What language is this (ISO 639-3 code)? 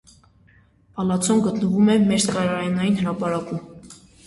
hye